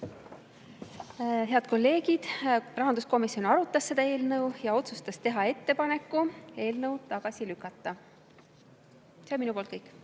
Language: Estonian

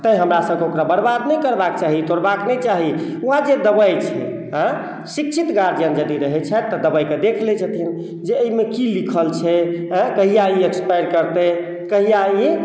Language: Maithili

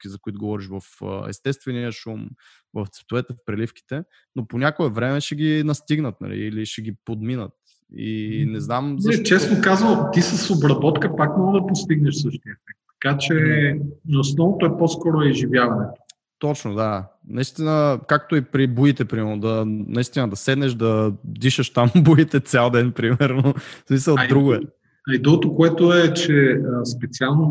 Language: Bulgarian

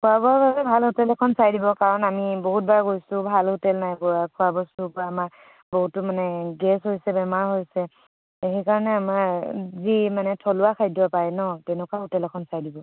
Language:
Assamese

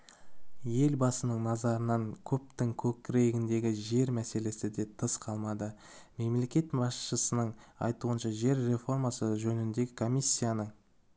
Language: Kazakh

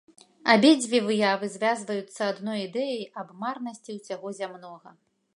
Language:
Belarusian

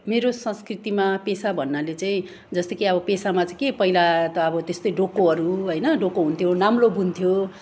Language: Nepali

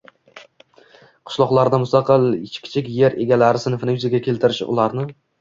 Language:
Uzbek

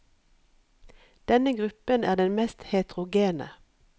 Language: Norwegian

